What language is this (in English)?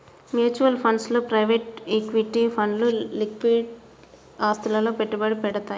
Telugu